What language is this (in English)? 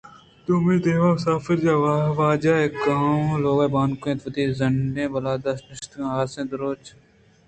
Eastern Balochi